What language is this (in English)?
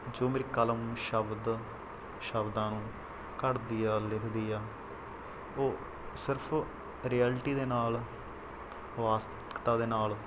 Punjabi